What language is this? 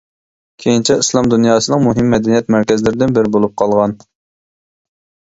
Uyghur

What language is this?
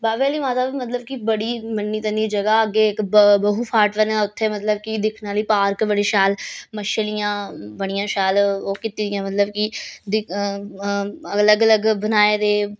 Dogri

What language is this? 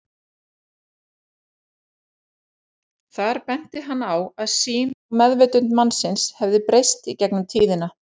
Icelandic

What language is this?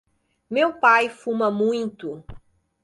Portuguese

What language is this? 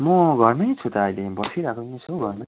Nepali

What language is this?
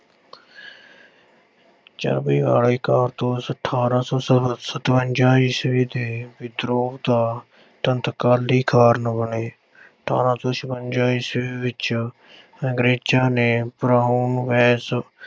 Punjabi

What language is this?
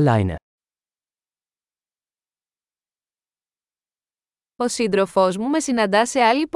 Greek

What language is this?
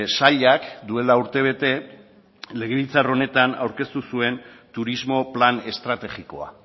Basque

